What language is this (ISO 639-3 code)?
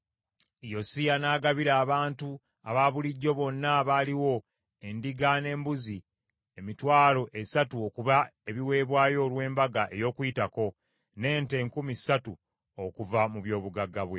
lug